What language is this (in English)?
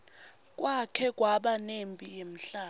Swati